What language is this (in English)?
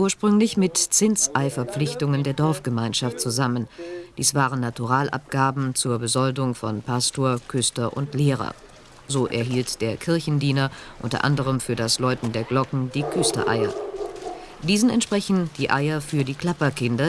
German